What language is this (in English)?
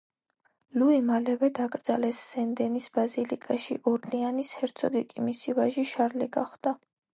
Georgian